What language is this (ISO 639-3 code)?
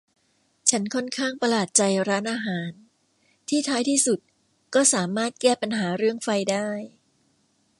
tha